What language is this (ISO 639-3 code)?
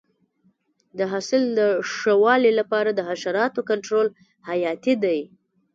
pus